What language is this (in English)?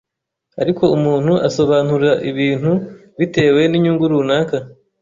Kinyarwanda